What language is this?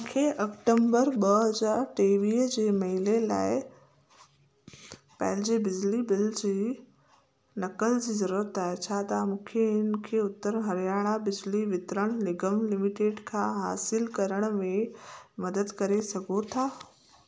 Sindhi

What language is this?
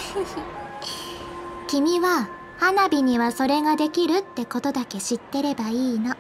Japanese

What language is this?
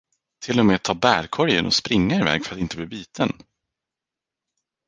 Swedish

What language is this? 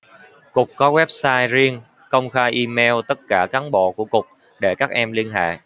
Vietnamese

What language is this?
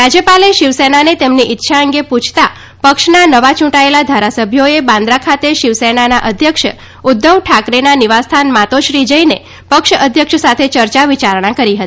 Gujarati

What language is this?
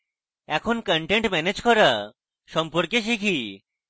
Bangla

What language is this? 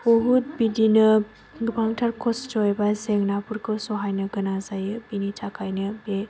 Bodo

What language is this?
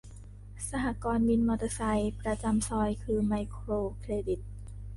Thai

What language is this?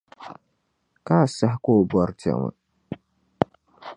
Dagbani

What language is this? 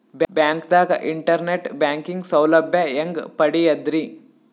Kannada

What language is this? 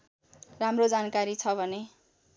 Nepali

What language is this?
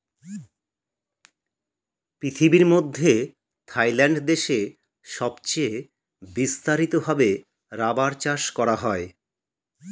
Bangla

